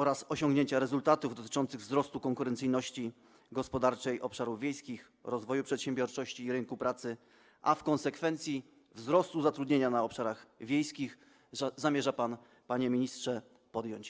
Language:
Polish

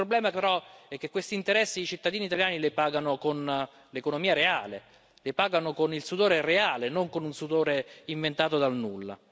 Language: Italian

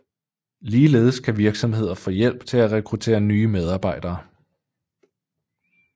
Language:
Danish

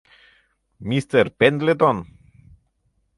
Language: Mari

